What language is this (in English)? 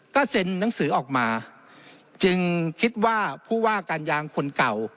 Thai